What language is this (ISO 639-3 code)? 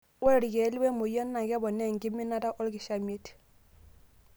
mas